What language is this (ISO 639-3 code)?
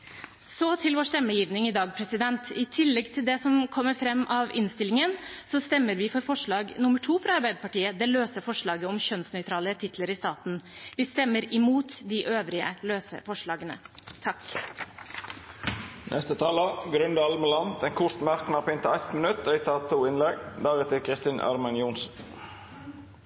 nor